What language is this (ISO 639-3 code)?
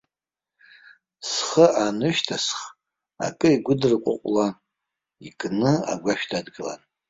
abk